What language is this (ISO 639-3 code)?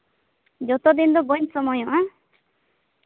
sat